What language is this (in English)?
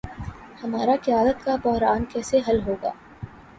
Urdu